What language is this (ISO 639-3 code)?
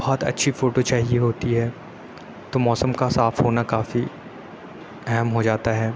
urd